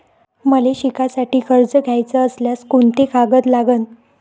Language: Marathi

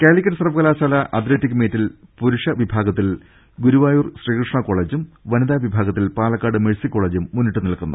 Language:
Malayalam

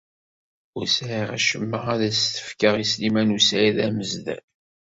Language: Kabyle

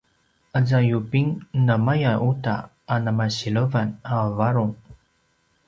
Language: Paiwan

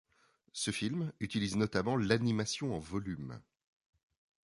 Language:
French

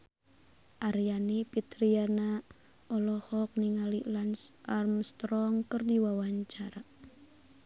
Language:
Sundanese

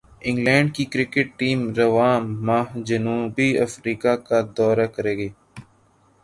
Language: Urdu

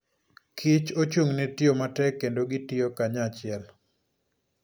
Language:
Luo (Kenya and Tanzania)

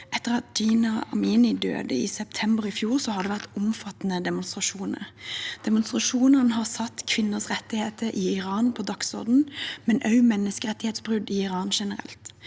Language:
Norwegian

